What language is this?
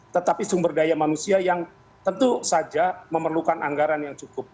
Indonesian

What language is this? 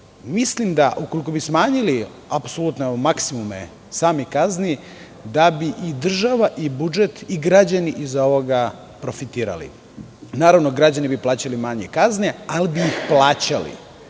Serbian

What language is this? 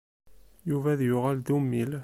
Kabyle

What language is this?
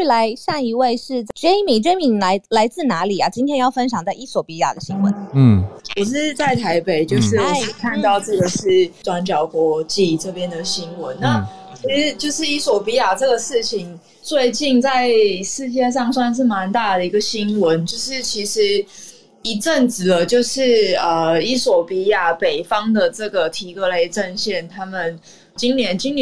Chinese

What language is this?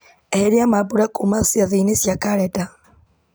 Kikuyu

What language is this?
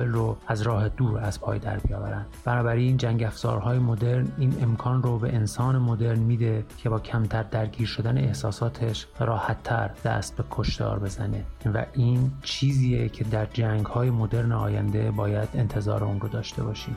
Persian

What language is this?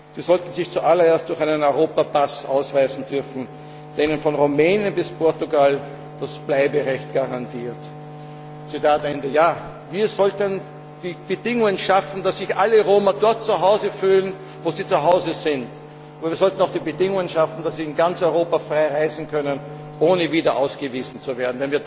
German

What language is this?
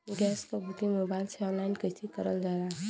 Bhojpuri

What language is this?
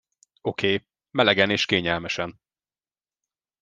Hungarian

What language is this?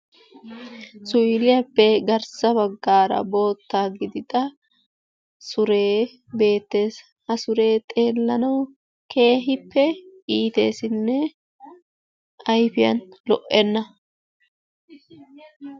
Wolaytta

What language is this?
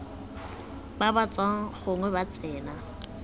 Tswana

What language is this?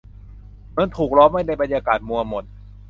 Thai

